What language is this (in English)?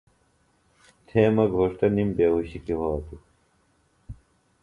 Phalura